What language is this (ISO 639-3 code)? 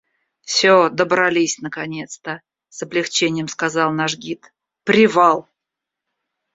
rus